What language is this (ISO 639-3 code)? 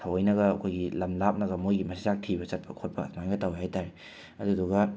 mni